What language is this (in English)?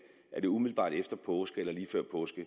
Danish